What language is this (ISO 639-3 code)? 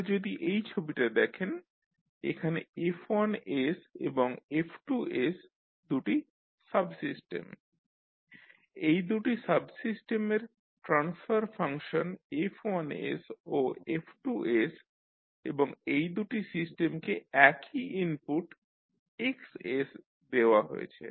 ben